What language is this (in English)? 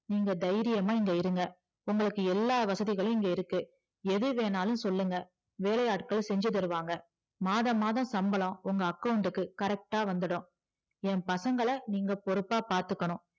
Tamil